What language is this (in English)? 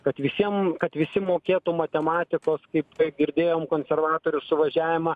Lithuanian